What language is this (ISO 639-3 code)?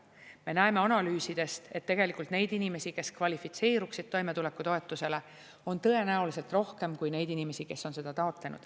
est